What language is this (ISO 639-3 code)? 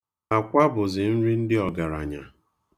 ibo